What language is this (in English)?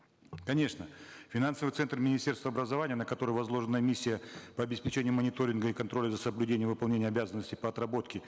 Kazakh